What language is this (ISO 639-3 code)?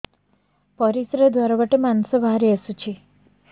ori